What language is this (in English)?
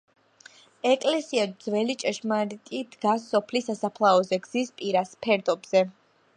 Georgian